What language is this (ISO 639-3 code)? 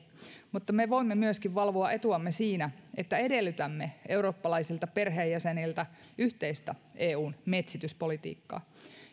fin